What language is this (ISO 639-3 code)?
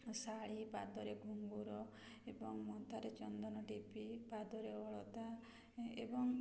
ori